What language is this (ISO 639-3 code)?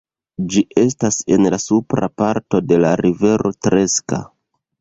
epo